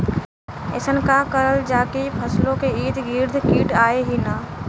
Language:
Bhojpuri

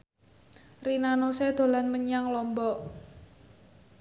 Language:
Javanese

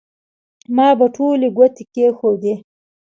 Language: Pashto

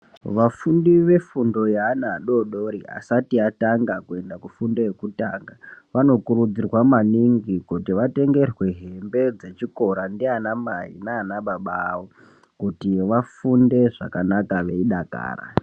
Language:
Ndau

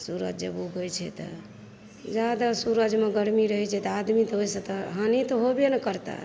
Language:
Maithili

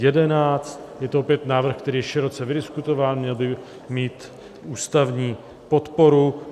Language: Czech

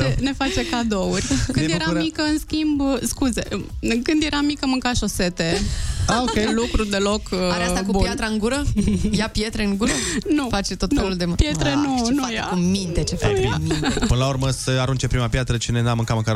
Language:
Romanian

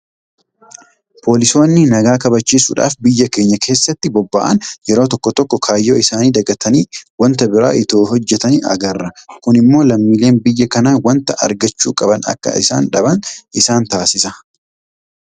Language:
Oromo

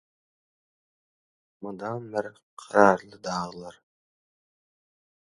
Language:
Turkmen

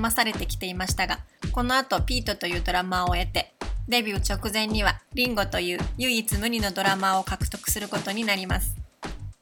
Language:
Japanese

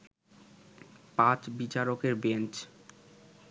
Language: Bangla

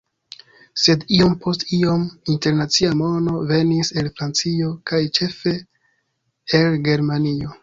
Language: Esperanto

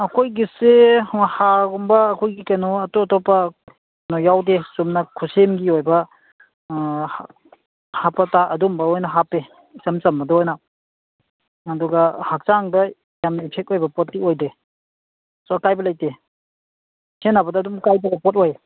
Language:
Manipuri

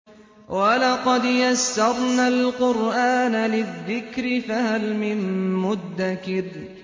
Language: Arabic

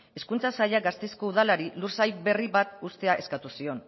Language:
Basque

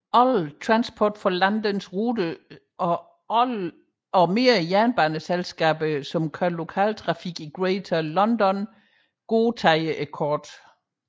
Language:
Danish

